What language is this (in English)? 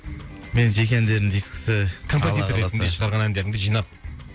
Kazakh